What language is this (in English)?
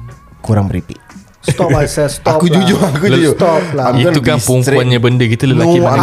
Malay